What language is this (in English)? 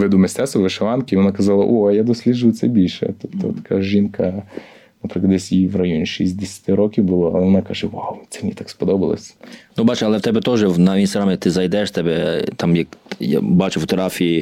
Ukrainian